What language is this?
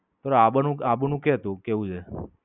Gujarati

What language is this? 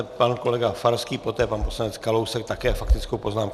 Czech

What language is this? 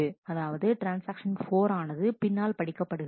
Tamil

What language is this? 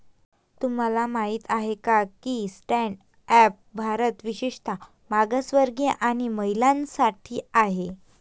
Marathi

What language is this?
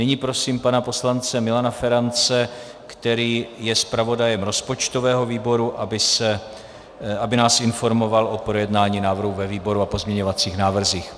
Czech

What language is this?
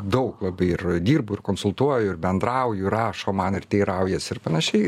Lithuanian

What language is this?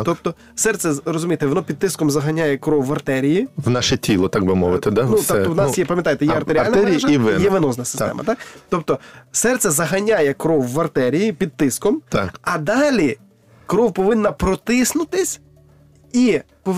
Ukrainian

